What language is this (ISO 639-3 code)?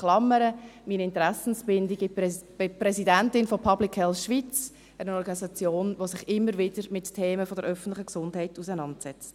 gsw